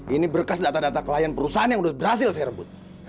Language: Indonesian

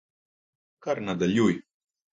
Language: Slovenian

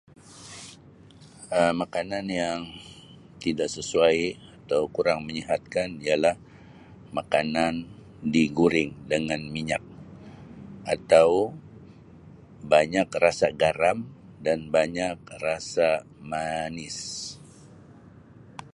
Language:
Sabah Malay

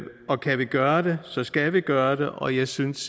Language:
Danish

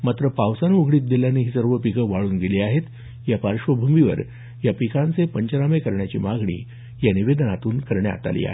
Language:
Marathi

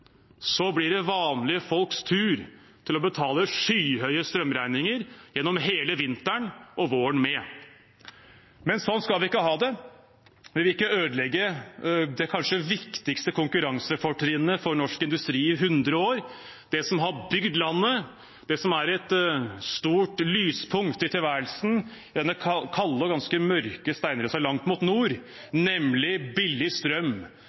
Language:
Norwegian Bokmål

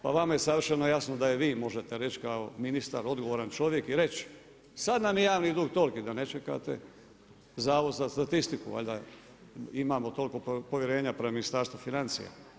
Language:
Croatian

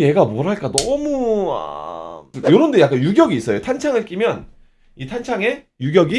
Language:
Korean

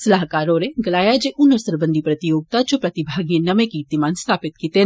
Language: Dogri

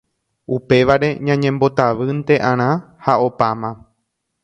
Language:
Guarani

